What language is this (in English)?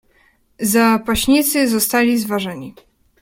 Polish